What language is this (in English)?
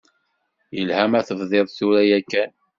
Kabyle